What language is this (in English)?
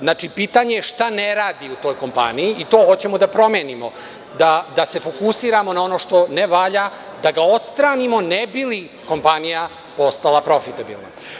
Serbian